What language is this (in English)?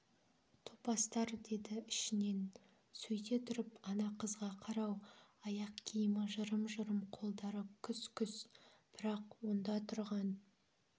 Kazakh